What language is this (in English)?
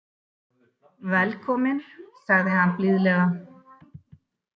Icelandic